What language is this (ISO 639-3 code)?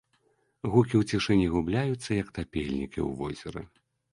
bel